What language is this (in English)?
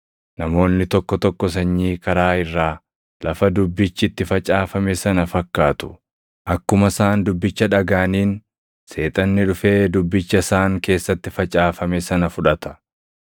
Oromo